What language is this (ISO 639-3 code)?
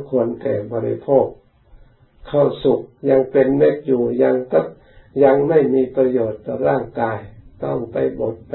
tha